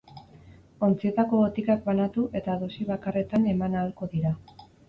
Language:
Basque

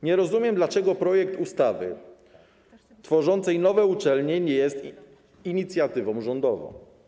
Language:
Polish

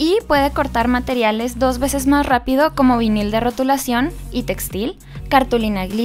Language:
Spanish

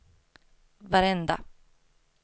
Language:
Swedish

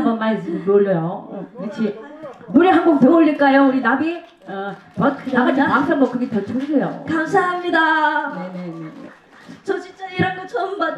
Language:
Korean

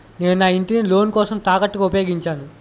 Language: Telugu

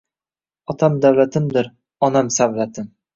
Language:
Uzbek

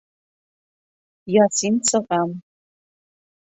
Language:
Bashkir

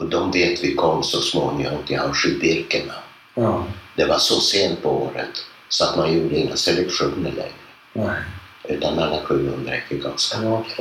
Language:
Swedish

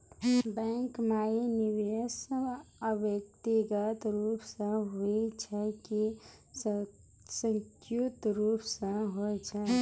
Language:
Maithili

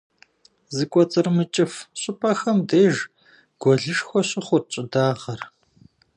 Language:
Kabardian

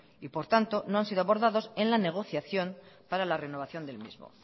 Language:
Spanish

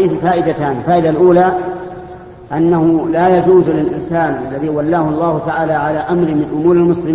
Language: Arabic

